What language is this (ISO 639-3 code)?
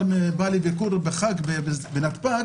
heb